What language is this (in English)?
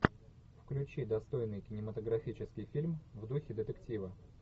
Russian